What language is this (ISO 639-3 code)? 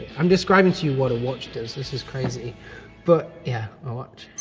eng